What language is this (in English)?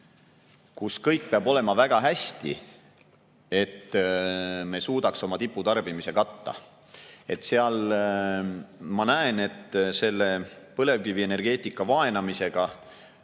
Estonian